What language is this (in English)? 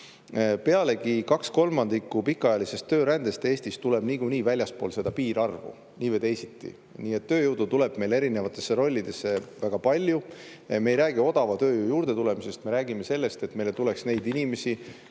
Estonian